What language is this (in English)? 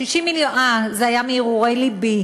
Hebrew